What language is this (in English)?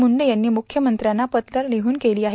Marathi